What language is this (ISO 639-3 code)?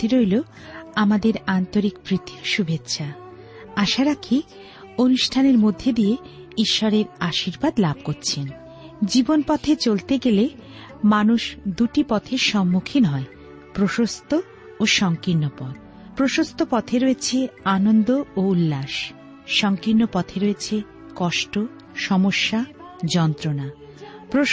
ben